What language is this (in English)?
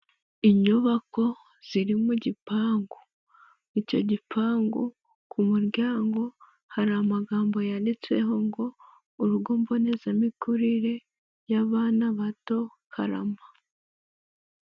Kinyarwanda